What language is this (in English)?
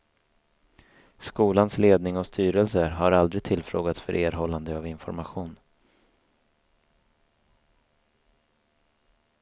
Swedish